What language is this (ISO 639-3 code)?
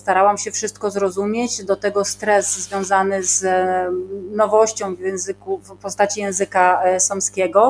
pol